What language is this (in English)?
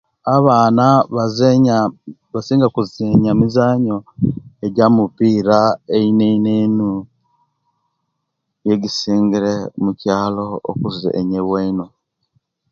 Kenyi